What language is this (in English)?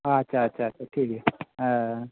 Santali